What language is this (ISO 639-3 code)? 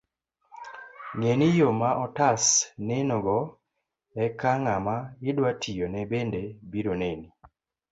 luo